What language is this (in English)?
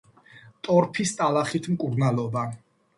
Georgian